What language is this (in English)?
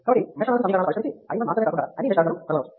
Telugu